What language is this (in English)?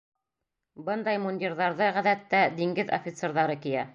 Bashkir